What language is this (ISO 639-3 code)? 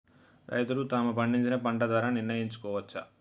tel